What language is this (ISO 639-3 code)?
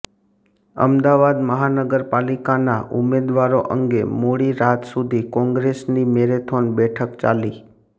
guj